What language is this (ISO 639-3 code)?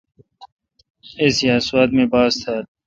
xka